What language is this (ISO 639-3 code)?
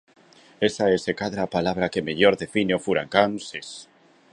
glg